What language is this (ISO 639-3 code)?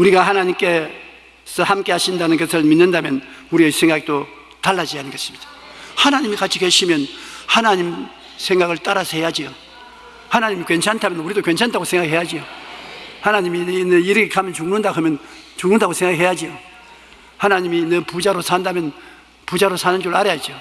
kor